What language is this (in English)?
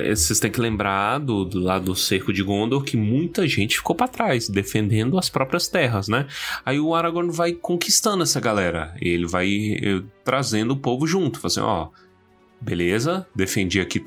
Portuguese